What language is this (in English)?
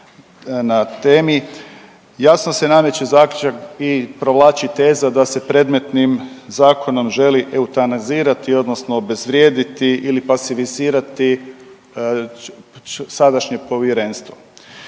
Croatian